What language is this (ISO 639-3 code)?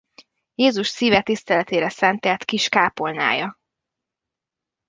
hun